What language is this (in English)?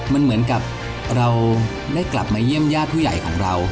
Thai